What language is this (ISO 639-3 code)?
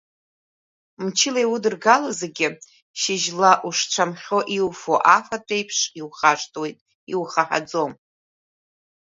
abk